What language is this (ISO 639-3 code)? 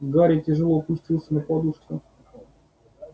rus